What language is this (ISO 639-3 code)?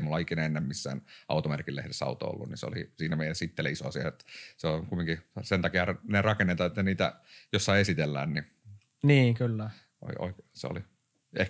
fin